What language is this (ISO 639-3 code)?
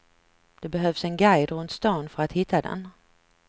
swe